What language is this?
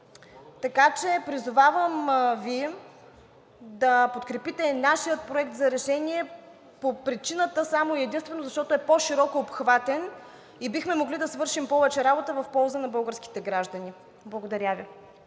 Bulgarian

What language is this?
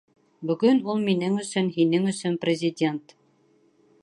Bashkir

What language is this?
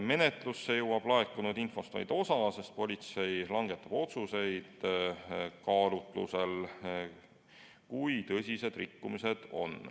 Estonian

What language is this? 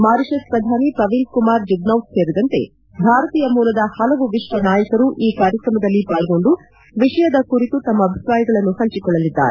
Kannada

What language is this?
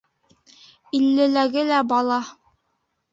Bashkir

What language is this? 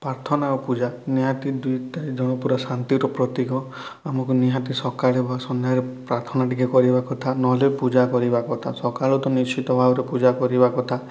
Odia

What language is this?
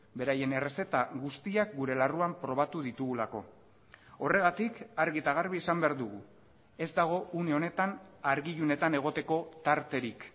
Basque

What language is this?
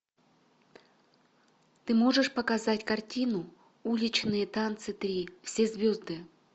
Russian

